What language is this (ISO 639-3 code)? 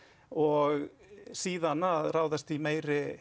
isl